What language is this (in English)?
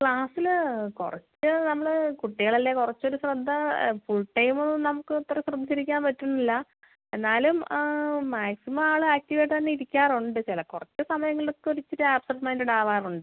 Malayalam